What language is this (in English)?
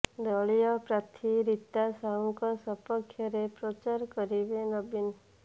Odia